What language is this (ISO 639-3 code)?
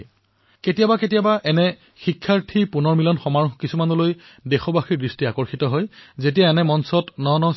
asm